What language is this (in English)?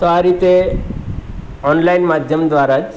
Gujarati